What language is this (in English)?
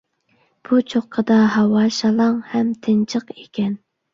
Uyghur